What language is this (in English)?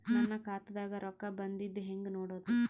Kannada